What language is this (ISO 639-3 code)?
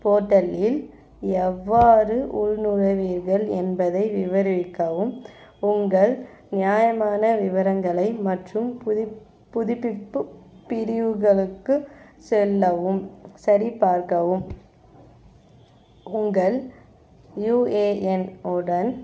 tam